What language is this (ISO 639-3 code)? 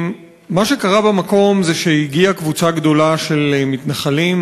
heb